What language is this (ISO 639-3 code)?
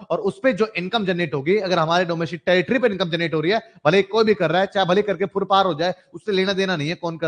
hin